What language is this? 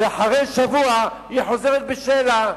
Hebrew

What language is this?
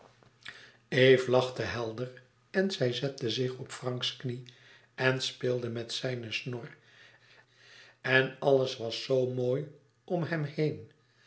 Dutch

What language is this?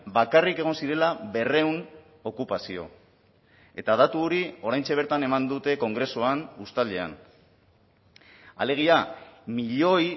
Basque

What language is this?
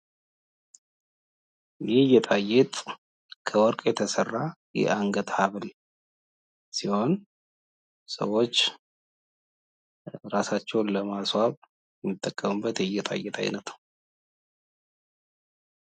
Amharic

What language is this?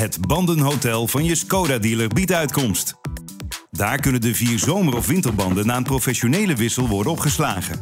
Dutch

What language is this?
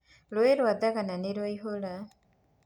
Kikuyu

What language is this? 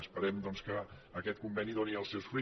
Catalan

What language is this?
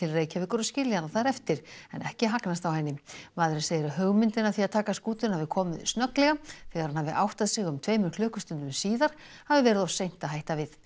Icelandic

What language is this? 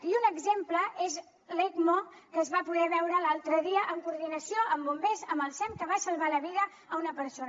Catalan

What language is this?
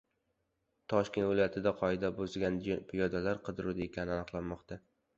Uzbek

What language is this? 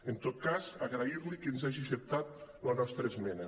Catalan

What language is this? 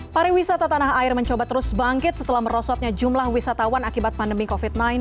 Indonesian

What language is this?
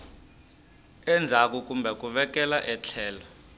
Tsonga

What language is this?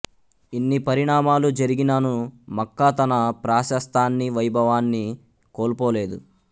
Telugu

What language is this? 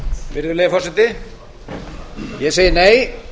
Icelandic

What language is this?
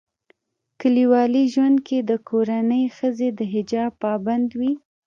Pashto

